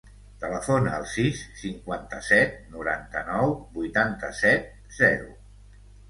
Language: Catalan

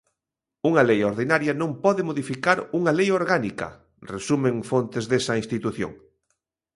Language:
Galician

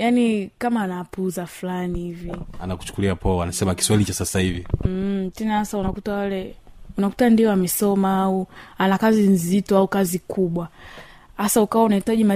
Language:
Swahili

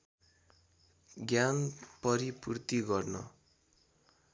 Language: Nepali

